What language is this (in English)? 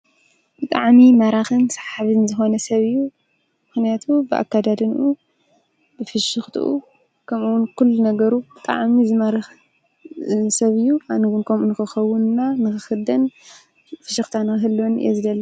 Tigrinya